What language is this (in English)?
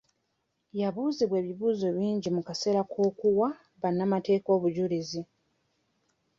Ganda